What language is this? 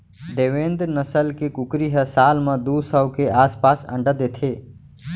Chhattisgarhi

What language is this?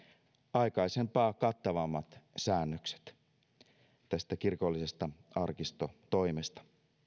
Finnish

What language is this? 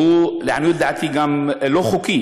Hebrew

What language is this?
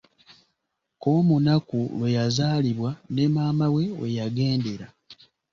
Ganda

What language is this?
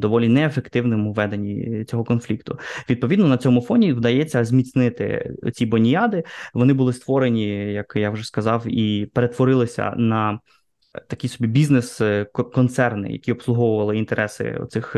Ukrainian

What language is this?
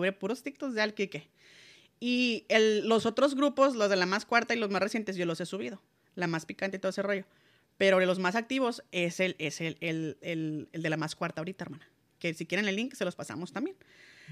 Spanish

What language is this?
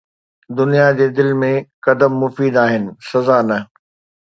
Sindhi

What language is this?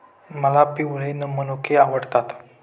Marathi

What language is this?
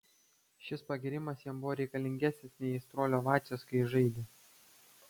Lithuanian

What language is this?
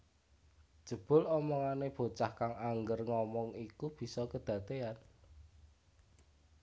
Javanese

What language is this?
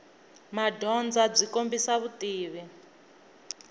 Tsonga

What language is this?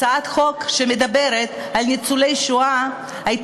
Hebrew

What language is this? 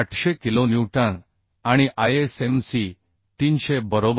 Marathi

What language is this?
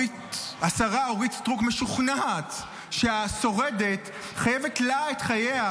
Hebrew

